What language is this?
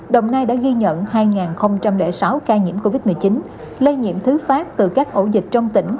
Vietnamese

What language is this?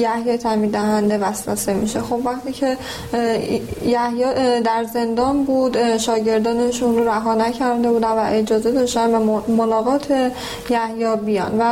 Persian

